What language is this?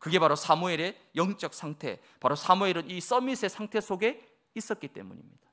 Korean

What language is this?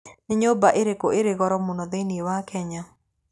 Kikuyu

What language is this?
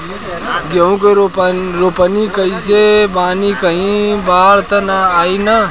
Bhojpuri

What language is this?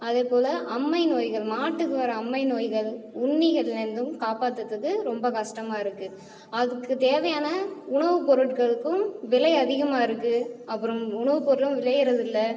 Tamil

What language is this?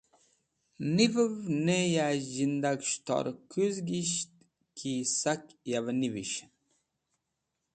Wakhi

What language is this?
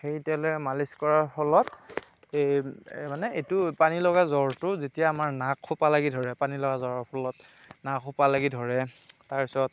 Assamese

